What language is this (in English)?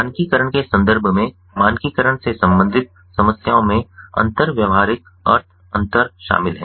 Hindi